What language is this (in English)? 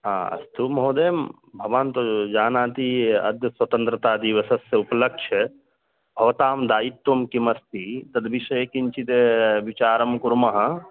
Sanskrit